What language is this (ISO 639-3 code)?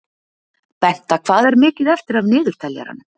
isl